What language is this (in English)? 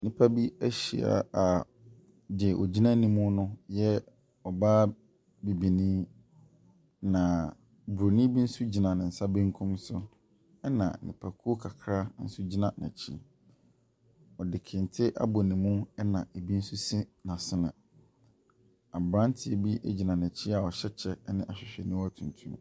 Akan